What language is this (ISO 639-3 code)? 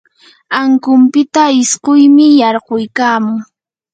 qur